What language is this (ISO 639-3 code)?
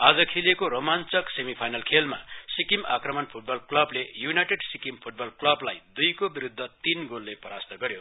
nep